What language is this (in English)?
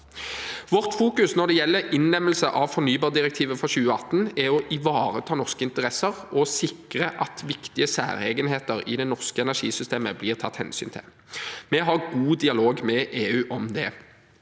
Norwegian